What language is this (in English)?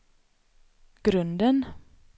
Swedish